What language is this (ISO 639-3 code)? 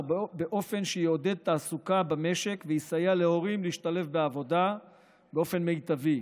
heb